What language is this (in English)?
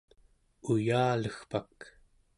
Central Yupik